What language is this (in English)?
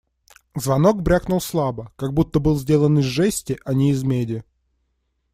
Russian